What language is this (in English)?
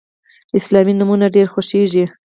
Pashto